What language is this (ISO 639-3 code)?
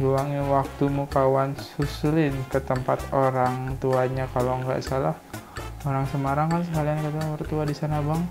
ind